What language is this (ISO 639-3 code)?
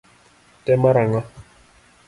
luo